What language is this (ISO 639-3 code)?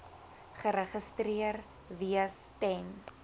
afr